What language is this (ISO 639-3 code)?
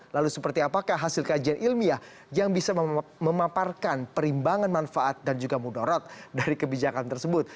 ind